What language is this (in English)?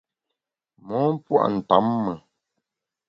Bamun